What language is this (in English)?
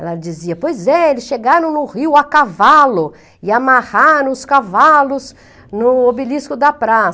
Portuguese